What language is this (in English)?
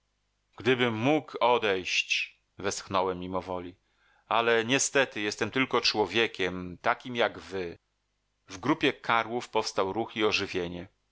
Polish